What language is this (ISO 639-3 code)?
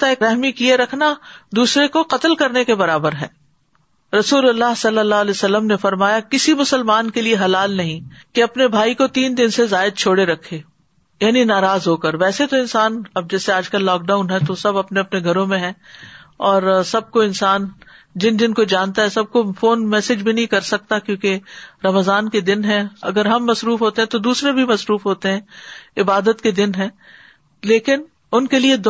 urd